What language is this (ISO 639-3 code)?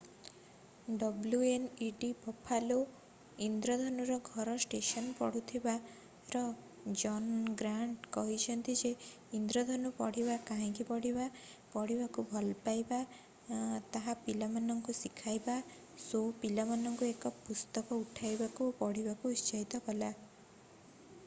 ori